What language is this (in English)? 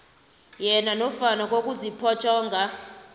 South Ndebele